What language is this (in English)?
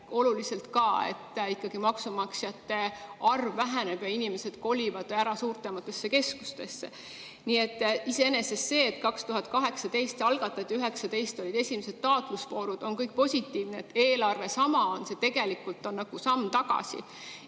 Estonian